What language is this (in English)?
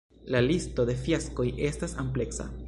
Esperanto